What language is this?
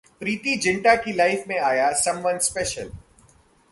Hindi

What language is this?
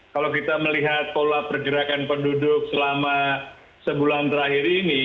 Indonesian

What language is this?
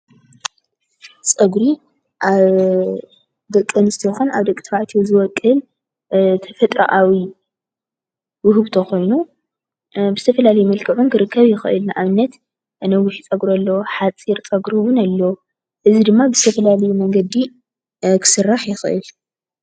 Tigrinya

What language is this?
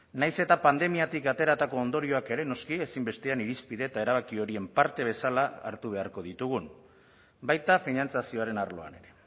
Basque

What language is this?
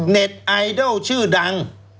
Thai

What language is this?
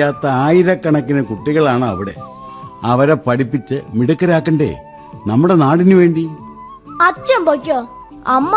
Malayalam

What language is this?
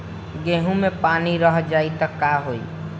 Bhojpuri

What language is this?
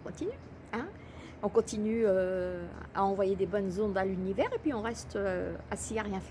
French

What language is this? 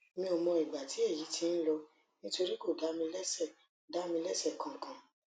Yoruba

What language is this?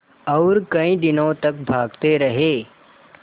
Hindi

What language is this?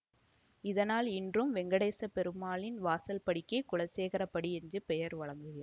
Tamil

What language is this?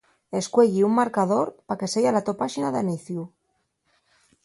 Asturian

